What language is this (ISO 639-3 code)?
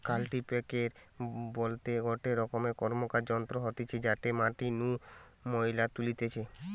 ben